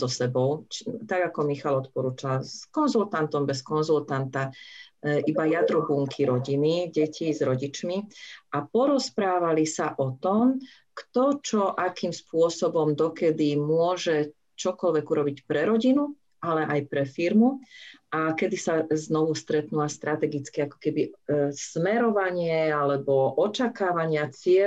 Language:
Slovak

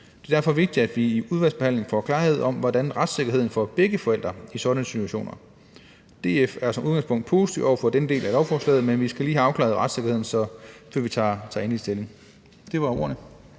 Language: Danish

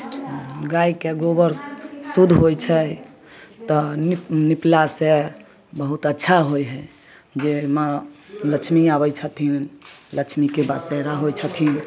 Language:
Maithili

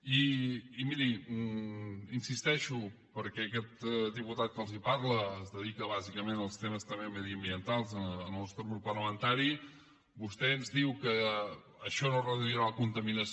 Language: Catalan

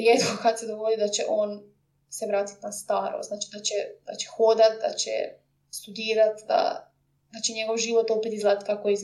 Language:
Croatian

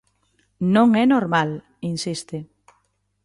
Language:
Galician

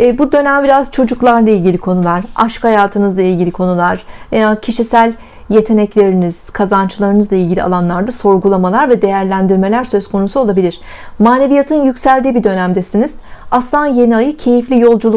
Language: Turkish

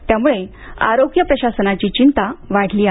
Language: Marathi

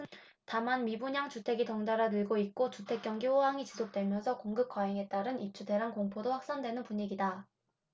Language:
Korean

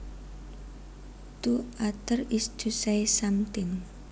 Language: Javanese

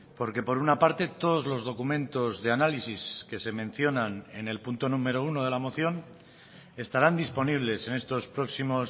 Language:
Spanish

